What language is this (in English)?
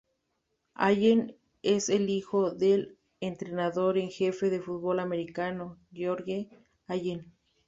Spanish